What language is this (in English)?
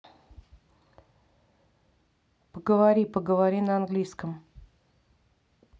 Russian